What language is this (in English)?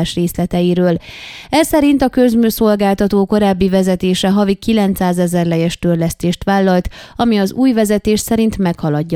Hungarian